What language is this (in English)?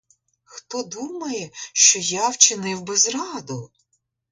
Ukrainian